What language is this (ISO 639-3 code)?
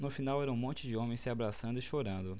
por